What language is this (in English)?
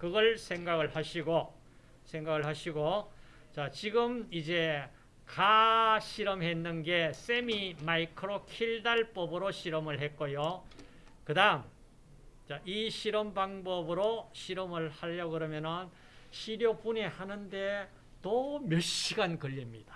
Korean